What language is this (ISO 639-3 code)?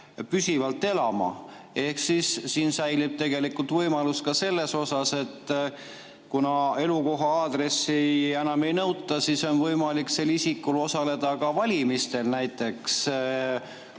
est